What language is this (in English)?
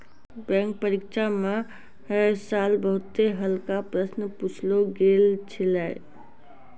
Maithili